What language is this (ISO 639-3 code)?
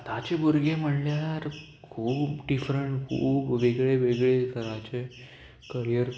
kok